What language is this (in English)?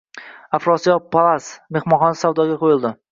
Uzbek